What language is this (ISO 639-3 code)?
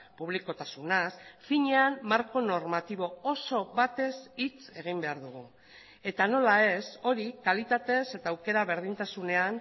eus